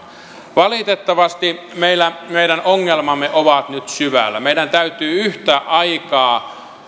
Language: Finnish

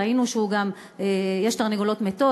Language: Hebrew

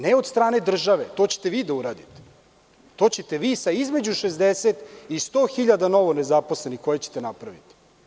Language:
Serbian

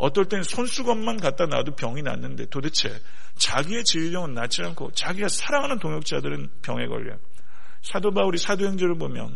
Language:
Korean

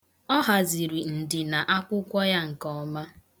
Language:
Igbo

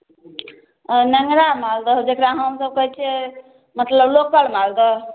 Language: Maithili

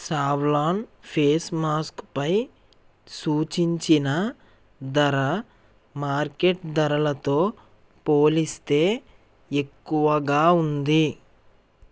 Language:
Telugu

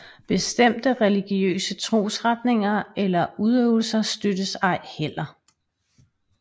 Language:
Danish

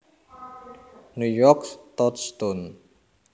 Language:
Javanese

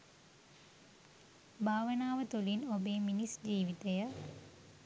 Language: Sinhala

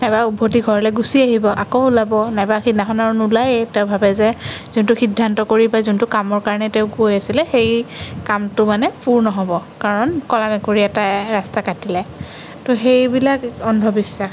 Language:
Assamese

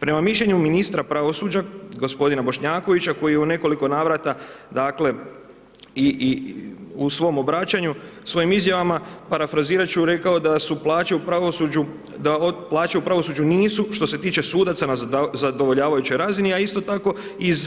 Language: Croatian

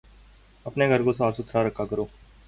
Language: Urdu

